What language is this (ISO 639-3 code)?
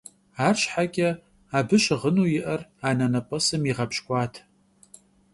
kbd